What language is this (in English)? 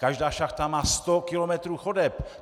Czech